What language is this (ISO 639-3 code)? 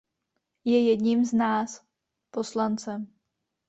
ces